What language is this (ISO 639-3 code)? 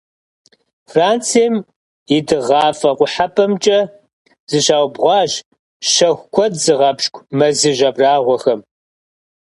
kbd